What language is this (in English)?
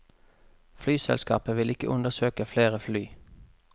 Norwegian